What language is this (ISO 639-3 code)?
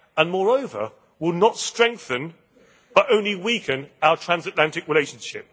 eng